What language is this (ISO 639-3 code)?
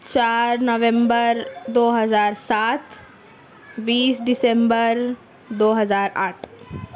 urd